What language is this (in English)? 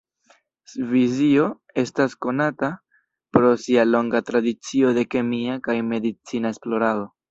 Esperanto